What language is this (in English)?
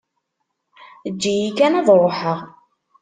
Kabyle